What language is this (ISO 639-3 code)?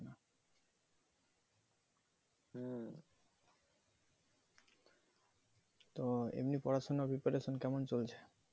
ben